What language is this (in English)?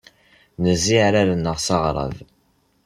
Kabyle